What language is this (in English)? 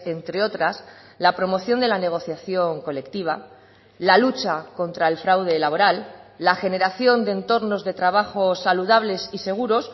Spanish